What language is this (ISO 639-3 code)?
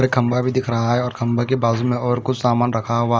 hin